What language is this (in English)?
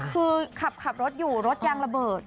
Thai